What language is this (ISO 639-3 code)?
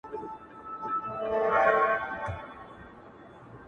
pus